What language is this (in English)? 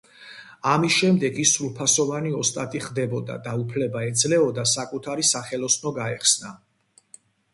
Georgian